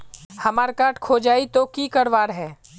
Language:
Magahi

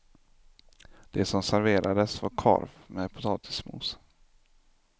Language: Swedish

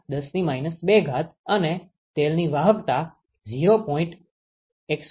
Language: Gujarati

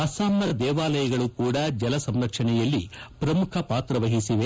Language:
Kannada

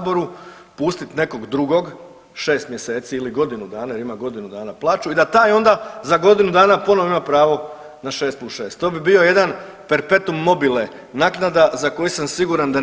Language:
Croatian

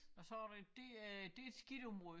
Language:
Danish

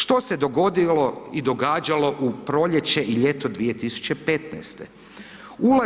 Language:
Croatian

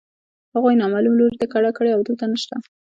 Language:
Pashto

